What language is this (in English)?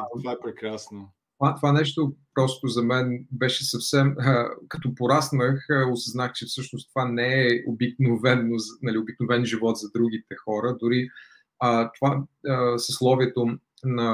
Bulgarian